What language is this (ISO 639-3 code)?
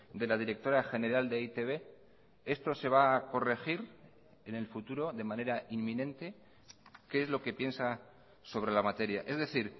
spa